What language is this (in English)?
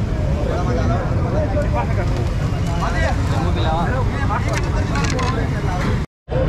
Hindi